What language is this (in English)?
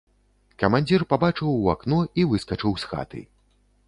Belarusian